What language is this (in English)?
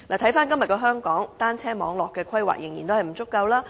Cantonese